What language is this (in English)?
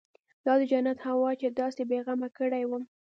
Pashto